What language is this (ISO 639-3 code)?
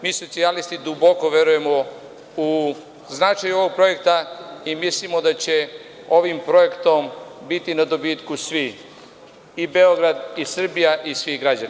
srp